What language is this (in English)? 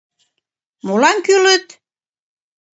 Mari